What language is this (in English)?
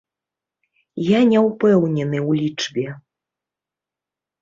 Belarusian